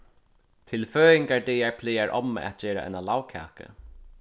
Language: Faroese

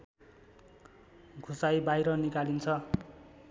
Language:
Nepali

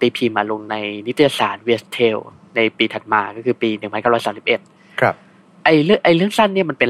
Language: Thai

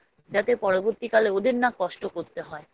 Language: Bangla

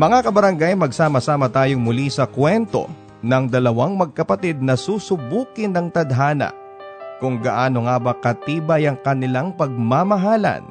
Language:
Filipino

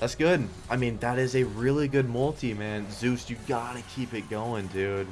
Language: English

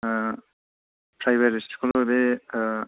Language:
Bodo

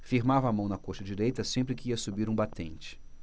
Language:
Portuguese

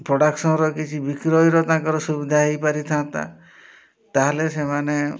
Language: Odia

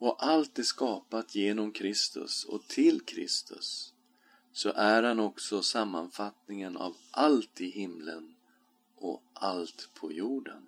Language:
Swedish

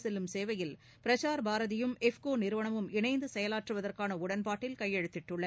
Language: Tamil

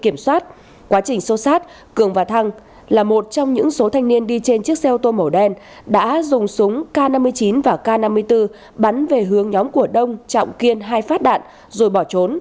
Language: Vietnamese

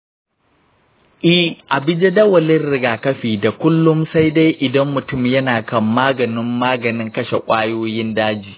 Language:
Hausa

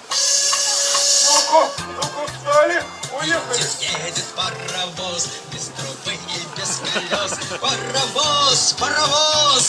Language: Russian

